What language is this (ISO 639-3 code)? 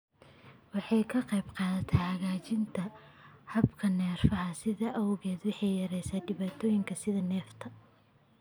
som